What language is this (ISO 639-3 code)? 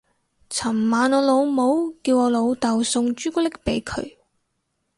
yue